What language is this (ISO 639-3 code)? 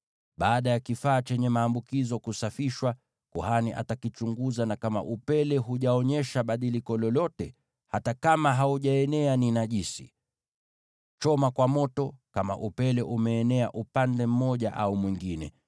swa